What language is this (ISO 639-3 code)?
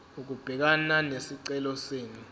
zul